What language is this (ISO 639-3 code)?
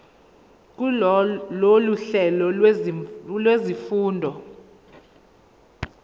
zul